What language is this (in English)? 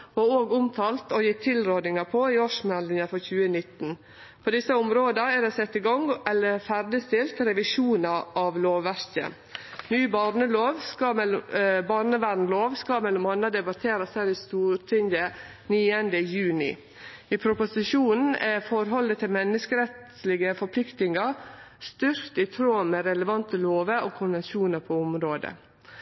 Norwegian Nynorsk